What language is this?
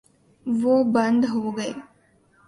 Urdu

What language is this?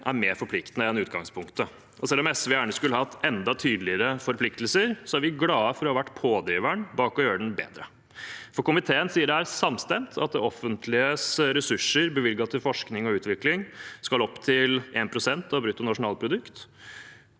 Norwegian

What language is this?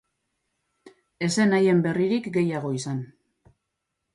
Basque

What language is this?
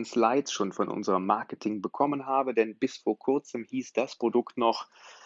German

